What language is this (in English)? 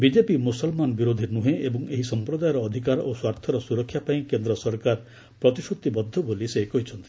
Odia